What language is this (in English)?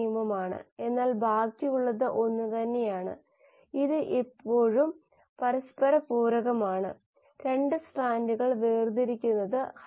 Malayalam